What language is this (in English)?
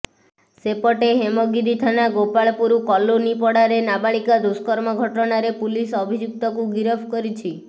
Odia